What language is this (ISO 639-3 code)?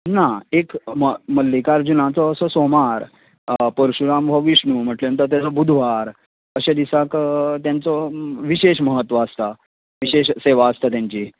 kok